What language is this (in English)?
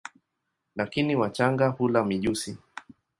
Swahili